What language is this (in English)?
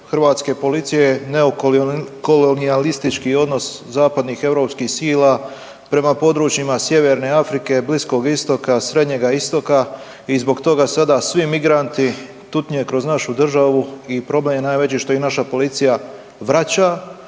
Croatian